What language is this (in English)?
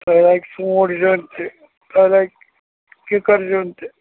Kashmiri